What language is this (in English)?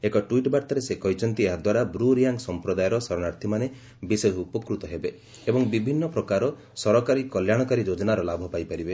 Odia